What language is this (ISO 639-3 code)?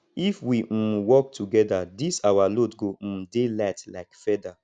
pcm